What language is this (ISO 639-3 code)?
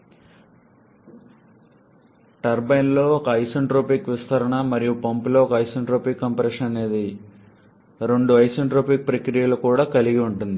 tel